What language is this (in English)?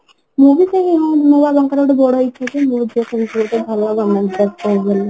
Odia